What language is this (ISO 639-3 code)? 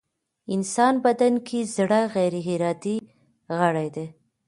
pus